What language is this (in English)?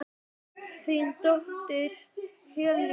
Icelandic